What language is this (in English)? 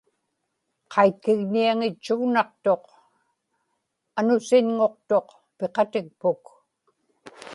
Inupiaq